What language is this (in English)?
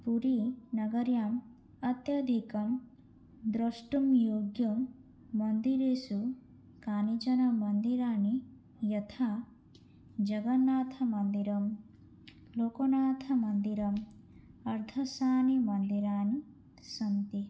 Sanskrit